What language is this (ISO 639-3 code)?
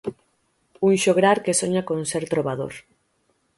glg